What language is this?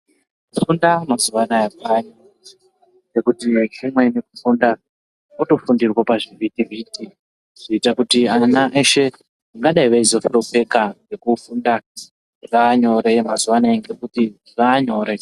Ndau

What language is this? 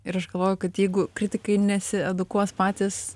Lithuanian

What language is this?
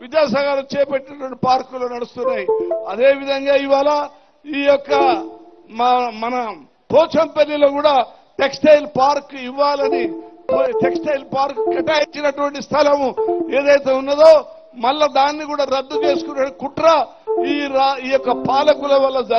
Hindi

